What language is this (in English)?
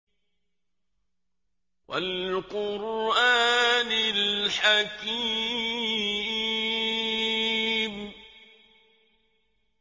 Arabic